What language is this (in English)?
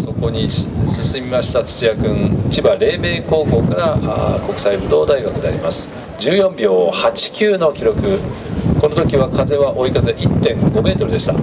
Japanese